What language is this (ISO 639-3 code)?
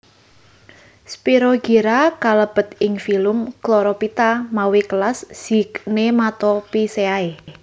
jav